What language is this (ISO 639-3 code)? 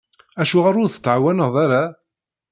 kab